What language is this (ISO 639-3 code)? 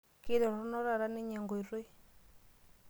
mas